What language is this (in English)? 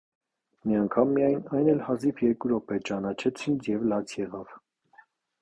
Armenian